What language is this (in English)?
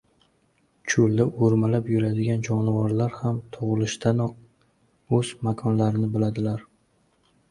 Uzbek